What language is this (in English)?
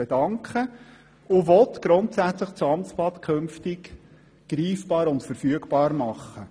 Swiss German